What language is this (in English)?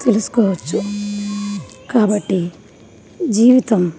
Telugu